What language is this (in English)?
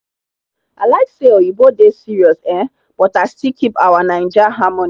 Nigerian Pidgin